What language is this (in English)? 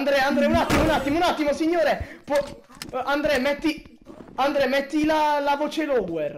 Italian